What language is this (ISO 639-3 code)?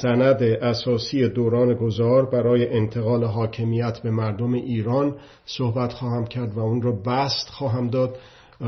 fas